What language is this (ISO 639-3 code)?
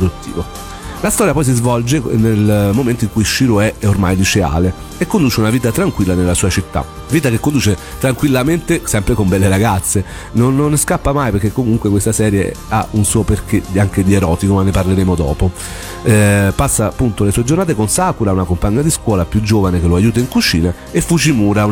ita